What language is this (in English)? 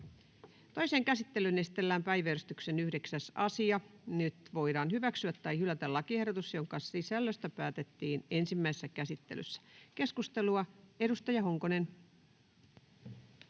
Finnish